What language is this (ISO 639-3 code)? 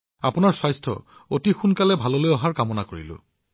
asm